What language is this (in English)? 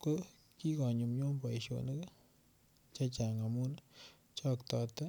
Kalenjin